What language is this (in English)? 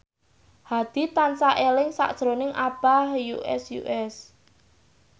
Javanese